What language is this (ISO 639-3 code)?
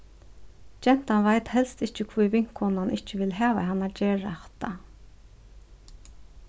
fao